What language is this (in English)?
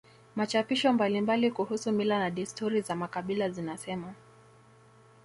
Swahili